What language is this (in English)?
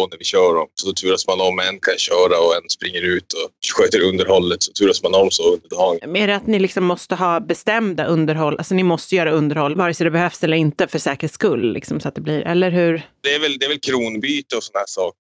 Swedish